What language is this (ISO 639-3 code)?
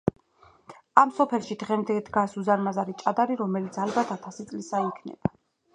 kat